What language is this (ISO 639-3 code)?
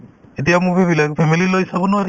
asm